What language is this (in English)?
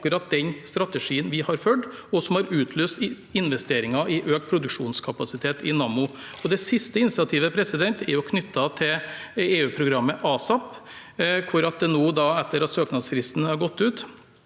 Norwegian